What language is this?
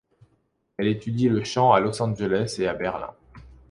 French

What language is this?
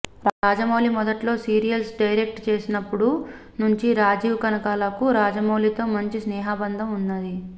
Telugu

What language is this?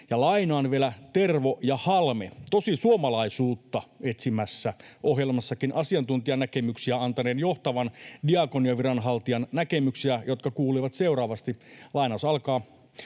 Finnish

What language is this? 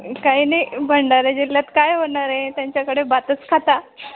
Marathi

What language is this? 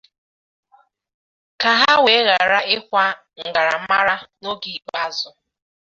Igbo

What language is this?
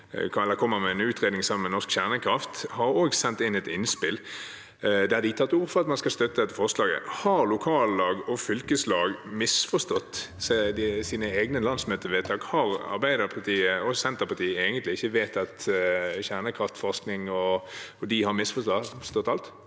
Norwegian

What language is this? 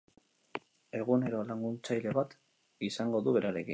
Basque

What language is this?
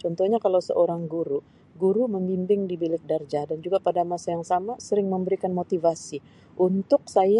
Sabah Malay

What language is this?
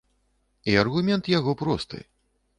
Belarusian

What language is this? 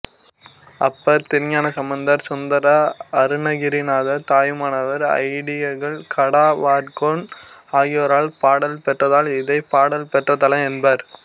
Tamil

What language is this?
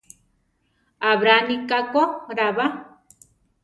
Central Tarahumara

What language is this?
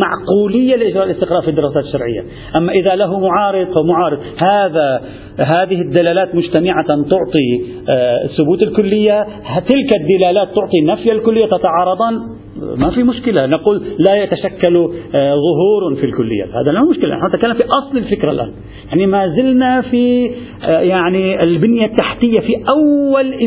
Arabic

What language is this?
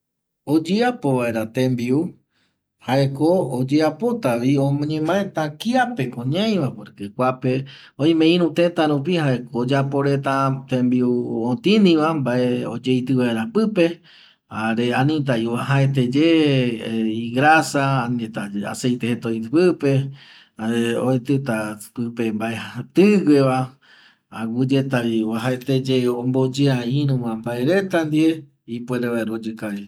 Eastern Bolivian Guaraní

